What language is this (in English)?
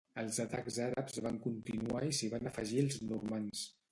Catalan